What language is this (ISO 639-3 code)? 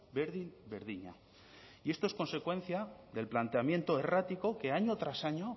spa